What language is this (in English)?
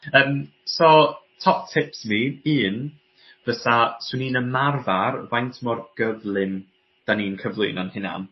Welsh